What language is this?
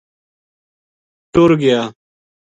Gujari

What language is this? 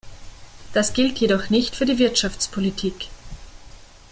German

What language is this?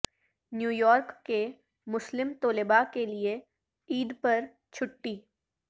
Urdu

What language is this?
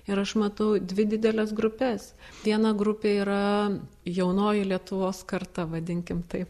Lithuanian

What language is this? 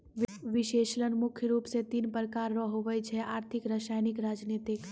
Maithili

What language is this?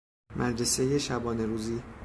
Persian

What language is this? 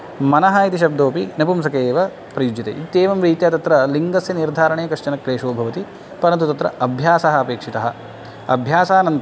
Sanskrit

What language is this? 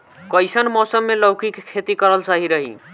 Bhojpuri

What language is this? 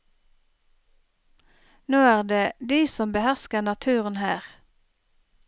Norwegian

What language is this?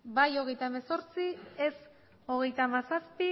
Basque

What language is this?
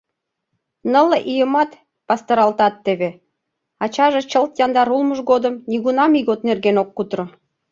Mari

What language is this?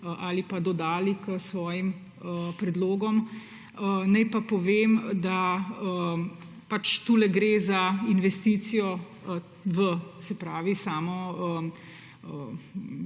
Slovenian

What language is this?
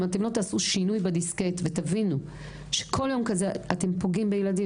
Hebrew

